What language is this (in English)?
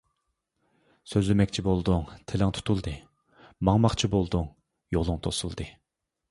Uyghur